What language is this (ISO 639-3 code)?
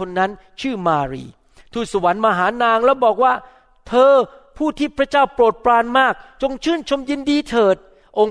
tha